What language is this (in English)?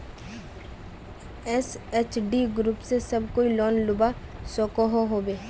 Magahi